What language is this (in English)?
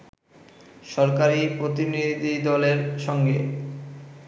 Bangla